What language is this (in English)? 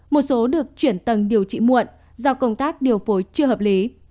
Vietnamese